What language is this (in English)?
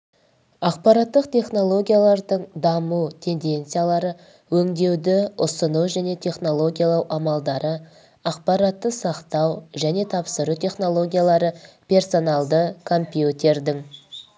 Kazakh